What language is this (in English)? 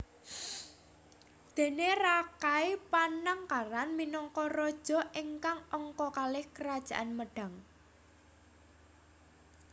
Javanese